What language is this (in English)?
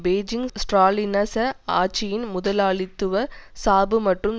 Tamil